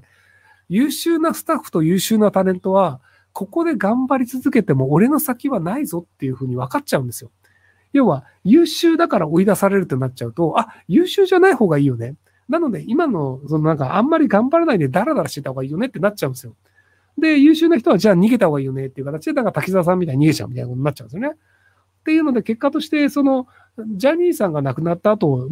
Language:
Japanese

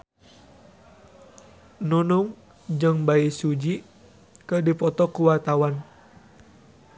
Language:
Sundanese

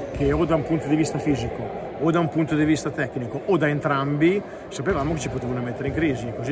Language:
Italian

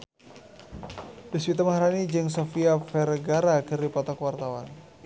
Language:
Sundanese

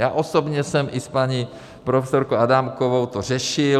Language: Czech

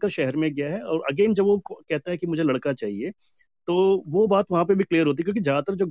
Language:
Hindi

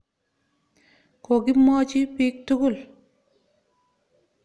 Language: Kalenjin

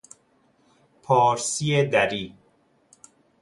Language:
Persian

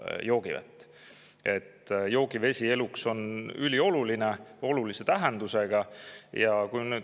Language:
Estonian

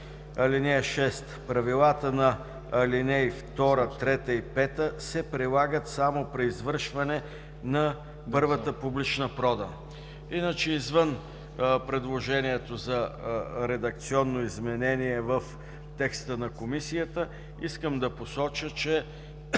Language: Bulgarian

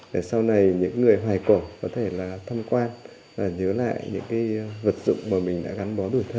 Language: Vietnamese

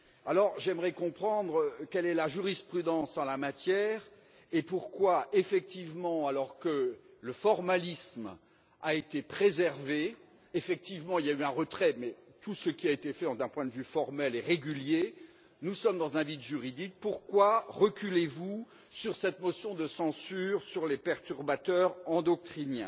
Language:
French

